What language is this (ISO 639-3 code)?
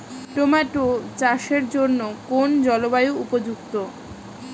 ben